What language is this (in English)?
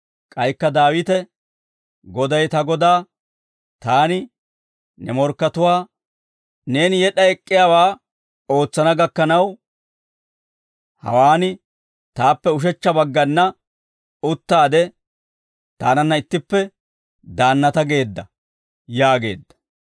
Dawro